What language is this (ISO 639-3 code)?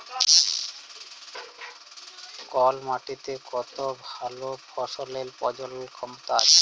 ben